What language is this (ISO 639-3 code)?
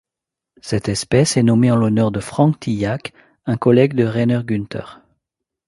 fra